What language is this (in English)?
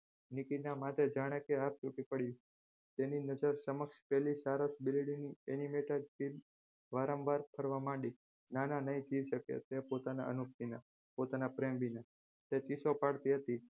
Gujarati